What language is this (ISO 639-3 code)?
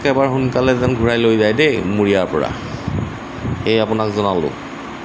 asm